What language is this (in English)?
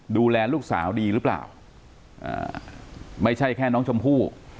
Thai